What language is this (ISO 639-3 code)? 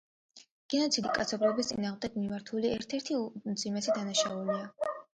kat